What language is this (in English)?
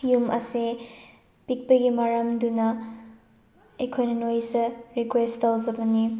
Manipuri